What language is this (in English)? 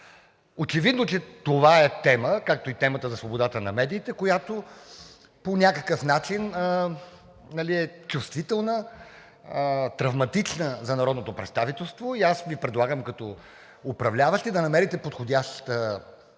Bulgarian